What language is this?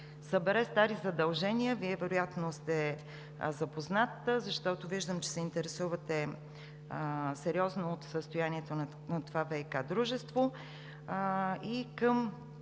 Bulgarian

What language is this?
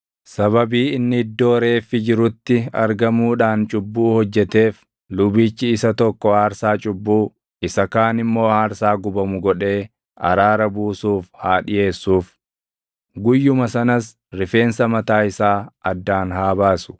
Oromo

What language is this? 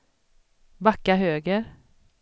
Swedish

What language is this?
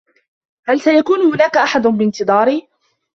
Arabic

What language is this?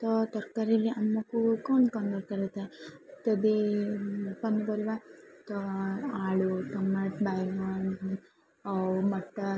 Odia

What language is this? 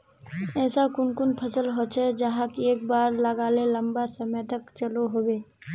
Magahi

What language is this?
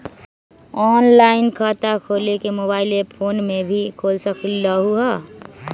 Magahi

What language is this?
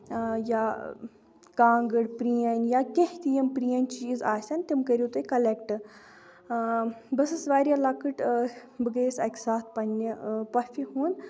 Kashmiri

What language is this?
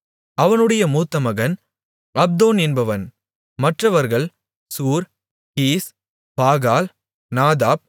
Tamil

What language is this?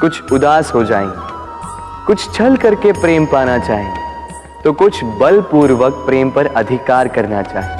Hindi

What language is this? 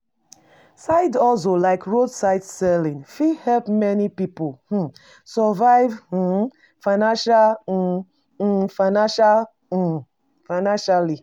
Nigerian Pidgin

